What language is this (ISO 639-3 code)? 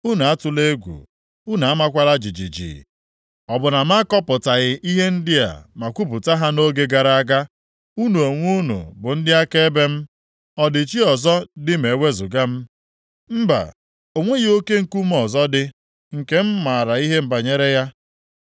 ibo